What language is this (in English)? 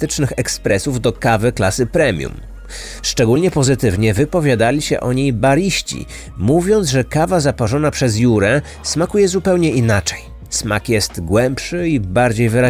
Polish